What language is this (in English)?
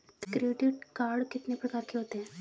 Hindi